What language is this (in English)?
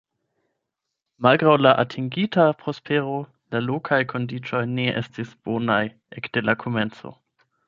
Esperanto